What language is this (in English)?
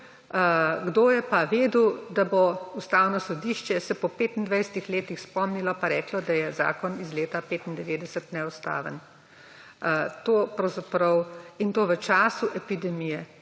Slovenian